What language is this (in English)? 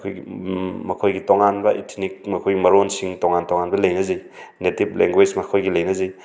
Manipuri